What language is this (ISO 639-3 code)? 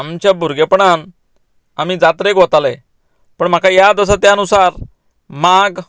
kok